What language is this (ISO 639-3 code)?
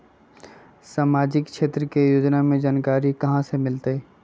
mag